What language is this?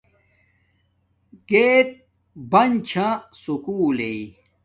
Domaaki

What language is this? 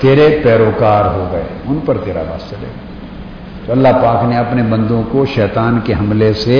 Urdu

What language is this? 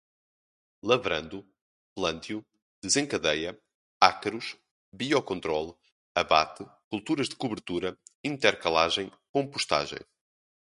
Portuguese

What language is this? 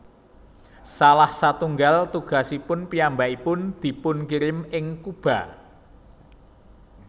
Javanese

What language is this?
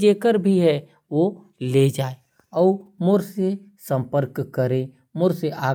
Korwa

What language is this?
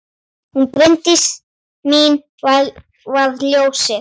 Icelandic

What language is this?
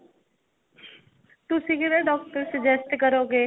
Punjabi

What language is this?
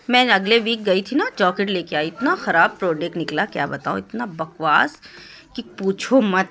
Urdu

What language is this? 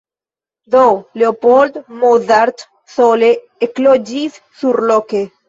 Esperanto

